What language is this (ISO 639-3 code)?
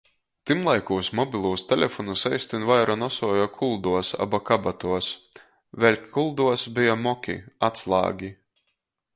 ltg